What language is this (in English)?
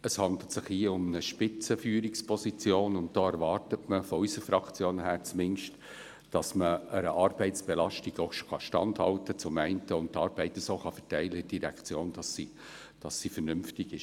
Swiss German